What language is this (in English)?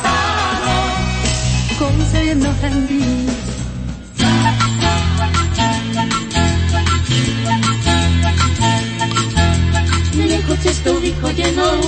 Slovak